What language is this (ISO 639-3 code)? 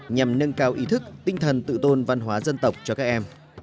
vie